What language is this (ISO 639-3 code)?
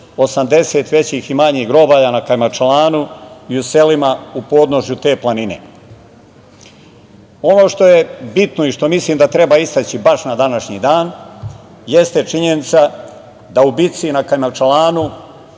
srp